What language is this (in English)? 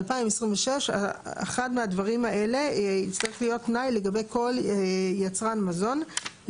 Hebrew